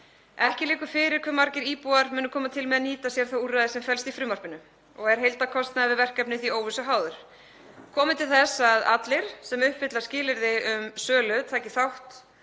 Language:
Icelandic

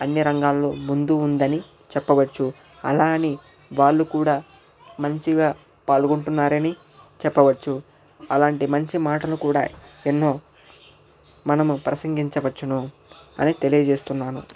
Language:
Telugu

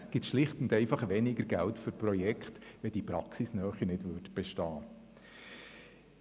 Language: Swiss German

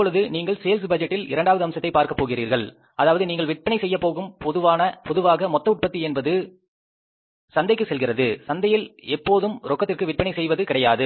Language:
Tamil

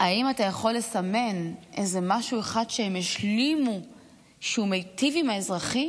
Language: Hebrew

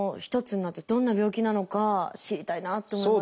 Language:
Japanese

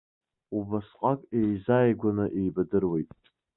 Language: Abkhazian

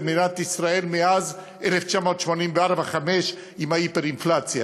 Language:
Hebrew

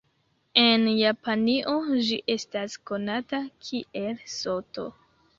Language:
Esperanto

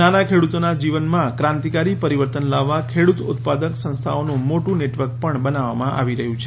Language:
Gujarati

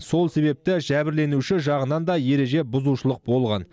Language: Kazakh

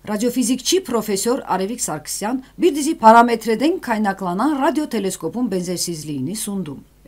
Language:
Turkish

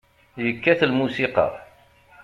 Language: Kabyle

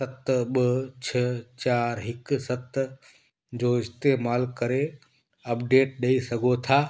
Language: Sindhi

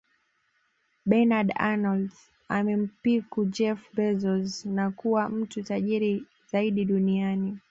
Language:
Swahili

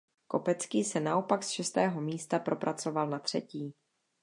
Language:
Czech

